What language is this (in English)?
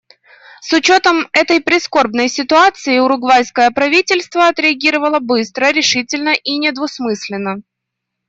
Russian